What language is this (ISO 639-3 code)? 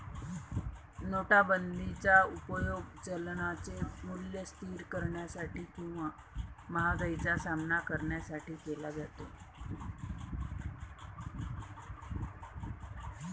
mar